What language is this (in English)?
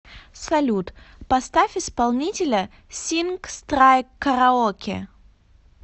Russian